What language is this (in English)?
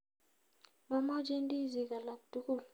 Kalenjin